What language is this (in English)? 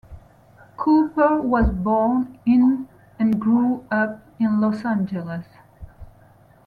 English